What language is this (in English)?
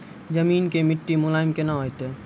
Maithili